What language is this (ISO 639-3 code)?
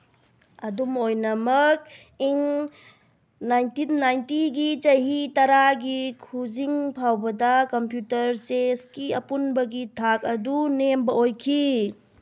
mni